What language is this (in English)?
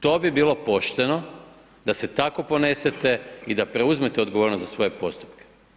Croatian